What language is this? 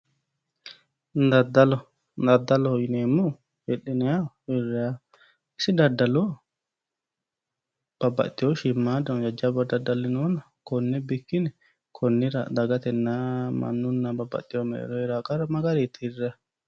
Sidamo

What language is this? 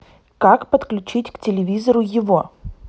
Russian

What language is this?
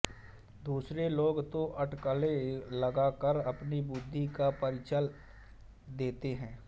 Hindi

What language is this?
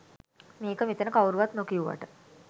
Sinhala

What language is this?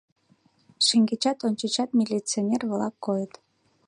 Mari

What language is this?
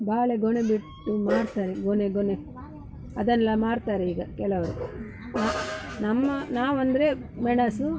Kannada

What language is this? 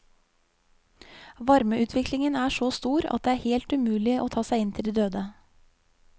Norwegian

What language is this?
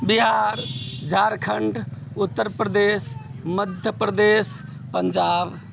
Maithili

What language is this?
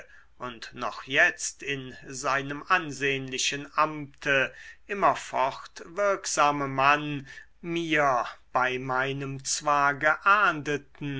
German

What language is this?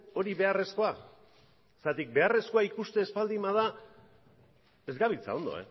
Basque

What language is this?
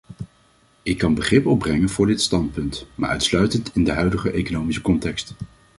Dutch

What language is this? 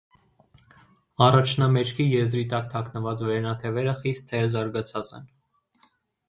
Armenian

